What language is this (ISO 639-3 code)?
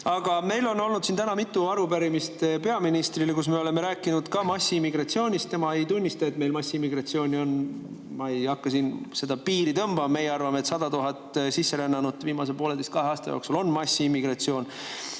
est